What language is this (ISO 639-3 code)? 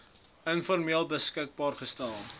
afr